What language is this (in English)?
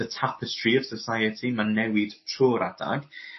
Welsh